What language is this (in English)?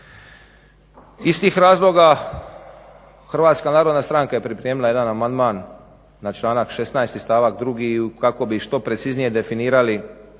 Croatian